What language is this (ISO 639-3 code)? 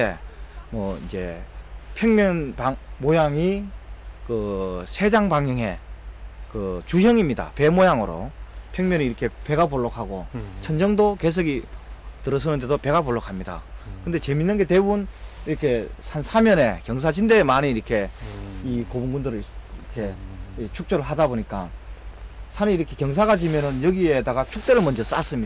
kor